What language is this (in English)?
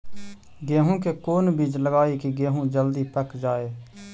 Magahi